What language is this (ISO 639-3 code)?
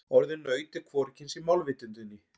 isl